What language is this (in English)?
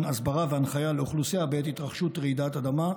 Hebrew